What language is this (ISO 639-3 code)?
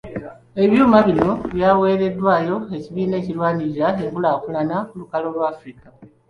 lug